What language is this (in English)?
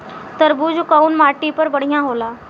Bhojpuri